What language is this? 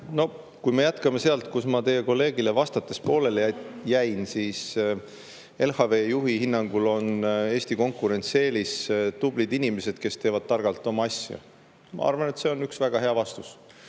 Estonian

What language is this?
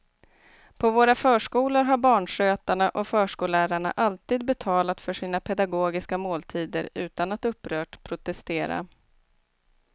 Swedish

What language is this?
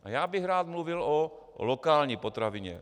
Czech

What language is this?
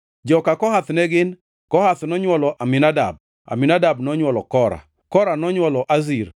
Luo (Kenya and Tanzania)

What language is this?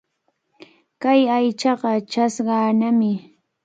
Cajatambo North Lima Quechua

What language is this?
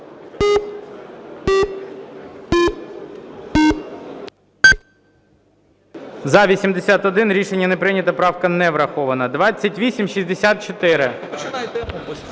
Ukrainian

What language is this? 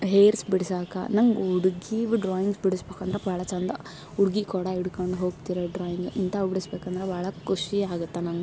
Kannada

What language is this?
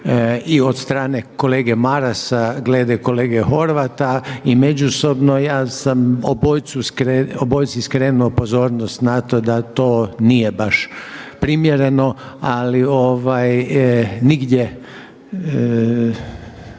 Croatian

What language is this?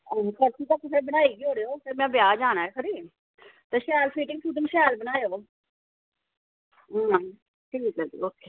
Dogri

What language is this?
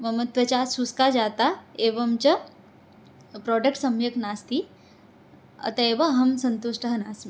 Sanskrit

